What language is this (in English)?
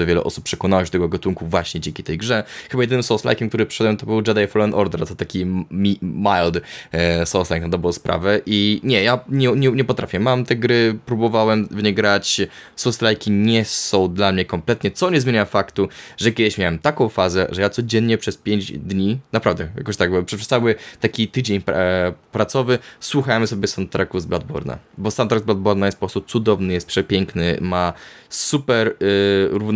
Polish